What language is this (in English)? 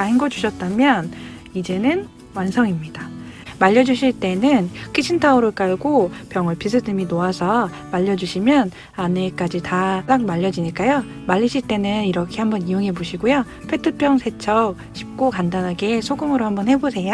Korean